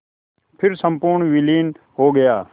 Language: Hindi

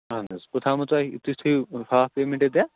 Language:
Kashmiri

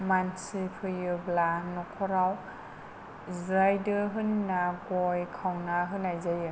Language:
Bodo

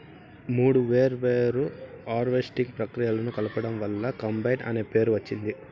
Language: Telugu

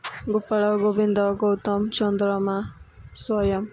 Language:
Odia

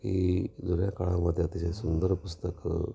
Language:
Marathi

